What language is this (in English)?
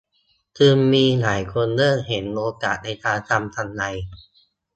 Thai